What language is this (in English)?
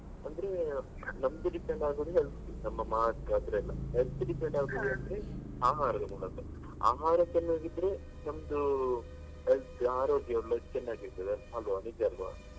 Kannada